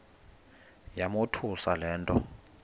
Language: Xhosa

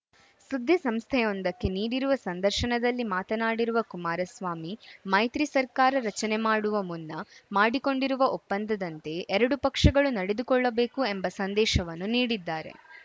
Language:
Kannada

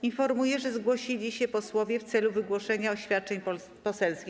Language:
Polish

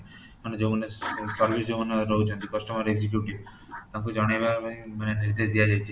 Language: Odia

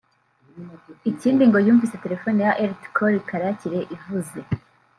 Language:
Kinyarwanda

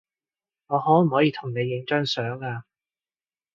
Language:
Cantonese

